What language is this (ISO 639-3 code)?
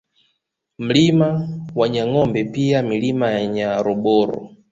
swa